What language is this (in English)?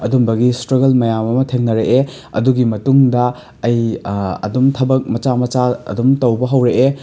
Manipuri